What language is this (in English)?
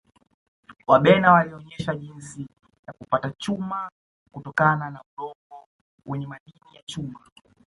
Swahili